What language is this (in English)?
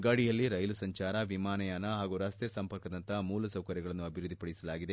Kannada